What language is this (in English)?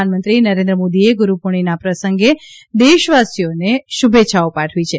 Gujarati